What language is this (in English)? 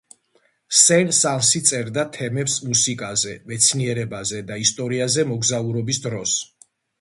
Georgian